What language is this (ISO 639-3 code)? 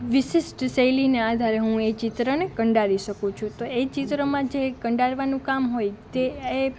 guj